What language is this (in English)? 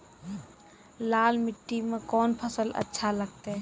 Maithili